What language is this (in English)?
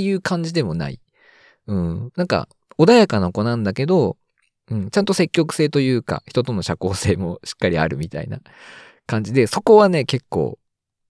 Japanese